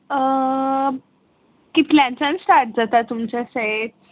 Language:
Konkani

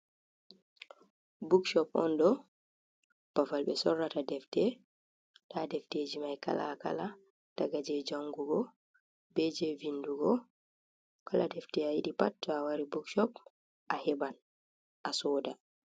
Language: Fula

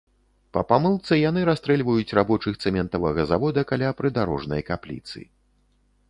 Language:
Belarusian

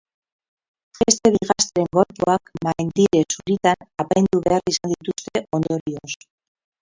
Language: Basque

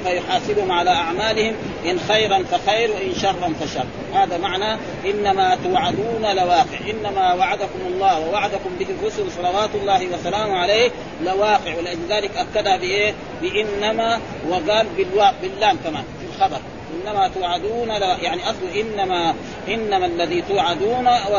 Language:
Arabic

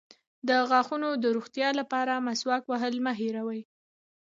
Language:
Pashto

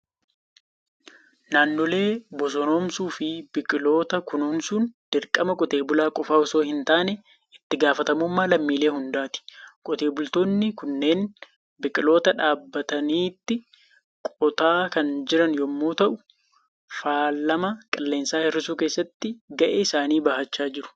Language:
Oromo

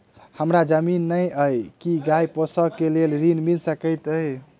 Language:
Maithili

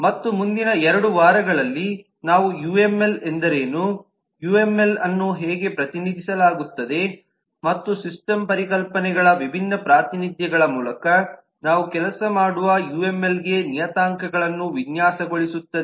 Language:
Kannada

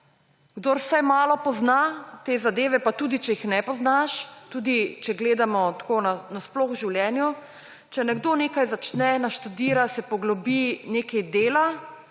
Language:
Slovenian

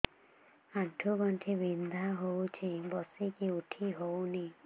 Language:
Odia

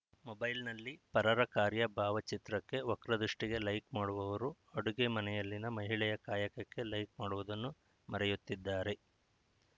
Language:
Kannada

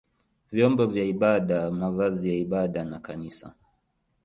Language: Swahili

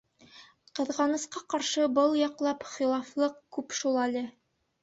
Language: Bashkir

